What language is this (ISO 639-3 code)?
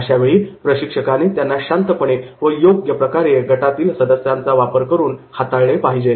mar